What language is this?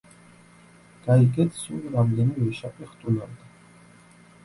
Georgian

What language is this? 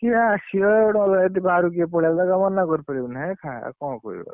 Odia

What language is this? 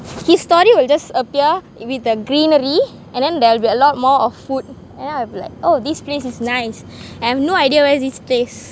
English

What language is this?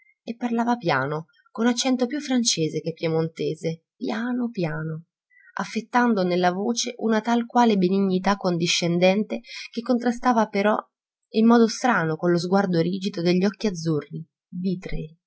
Italian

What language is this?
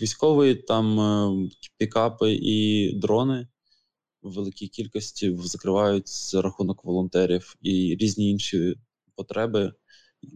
Ukrainian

